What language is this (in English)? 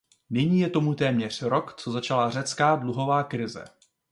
Czech